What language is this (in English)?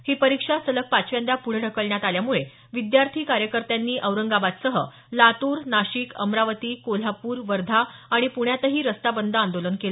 Marathi